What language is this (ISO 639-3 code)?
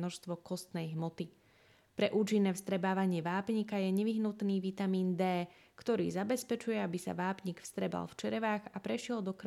slk